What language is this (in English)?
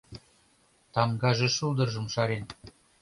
Mari